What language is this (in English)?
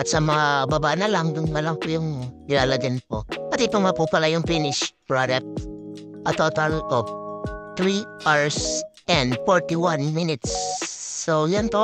Filipino